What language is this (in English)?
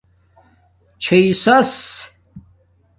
Domaaki